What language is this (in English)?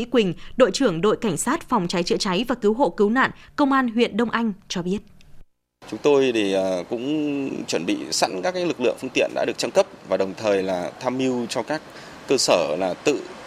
Vietnamese